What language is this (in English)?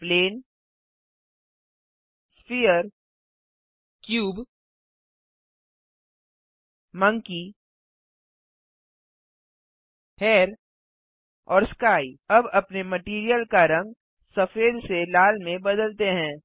Hindi